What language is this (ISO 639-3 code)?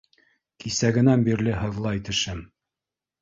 bak